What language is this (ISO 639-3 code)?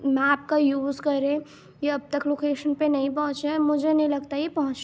urd